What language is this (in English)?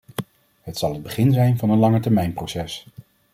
Dutch